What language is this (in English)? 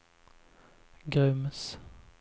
Swedish